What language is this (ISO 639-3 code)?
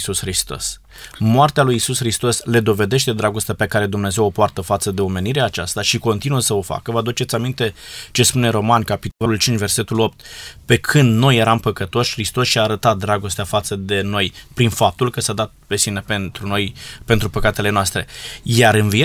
ron